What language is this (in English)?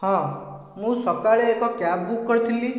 Odia